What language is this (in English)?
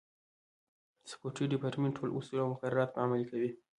Pashto